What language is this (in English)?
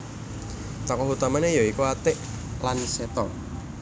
Javanese